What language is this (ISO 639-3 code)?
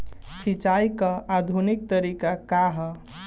bho